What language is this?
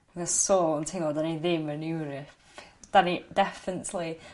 Welsh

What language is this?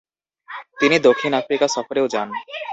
Bangla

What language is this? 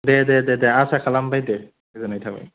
Bodo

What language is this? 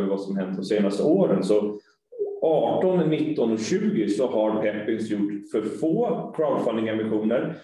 Swedish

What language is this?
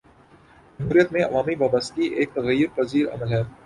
Urdu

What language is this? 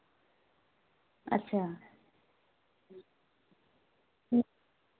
Dogri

